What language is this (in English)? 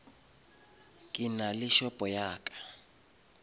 Northern Sotho